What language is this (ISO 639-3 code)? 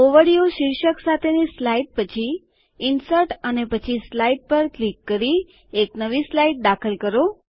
guj